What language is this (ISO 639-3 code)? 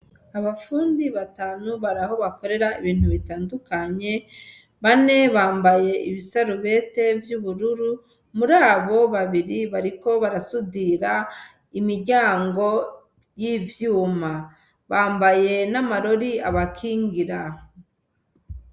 run